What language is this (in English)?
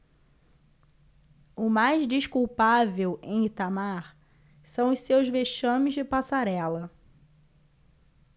Portuguese